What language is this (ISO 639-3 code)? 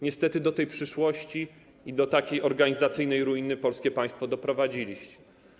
pol